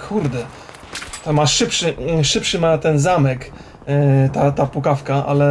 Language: Polish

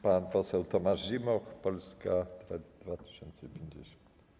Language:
Polish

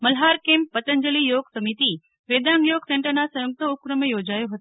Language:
Gujarati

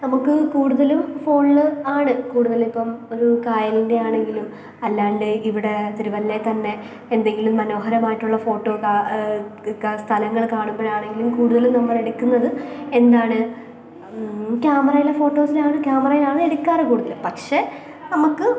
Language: Malayalam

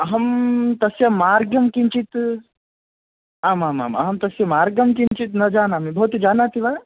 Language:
Sanskrit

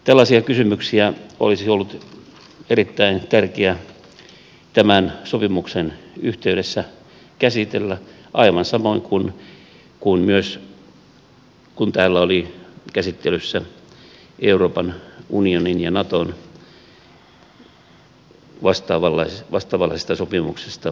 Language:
Finnish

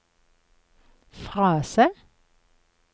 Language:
Norwegian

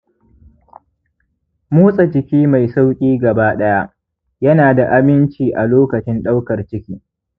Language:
Hausa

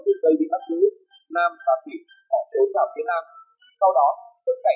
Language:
Vietnamese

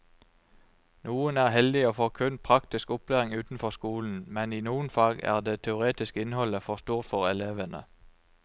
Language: Norwegian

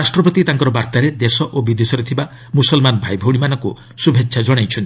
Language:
Odia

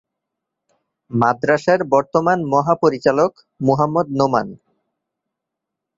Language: Bangla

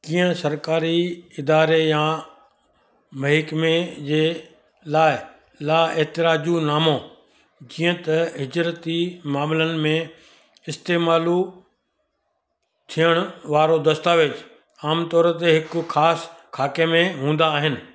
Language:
Sindhi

